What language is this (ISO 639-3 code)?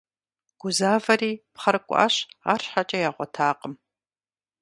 kbd